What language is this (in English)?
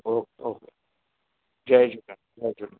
Sindhi